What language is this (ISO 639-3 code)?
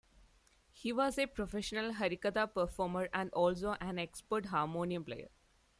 eng